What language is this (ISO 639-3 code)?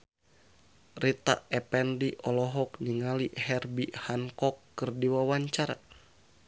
sun